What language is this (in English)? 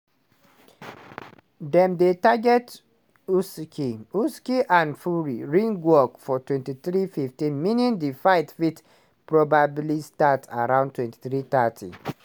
Nigerian Pidgin